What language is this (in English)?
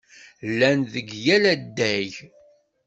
Kabyle